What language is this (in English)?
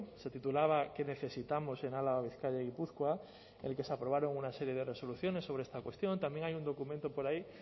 Spanish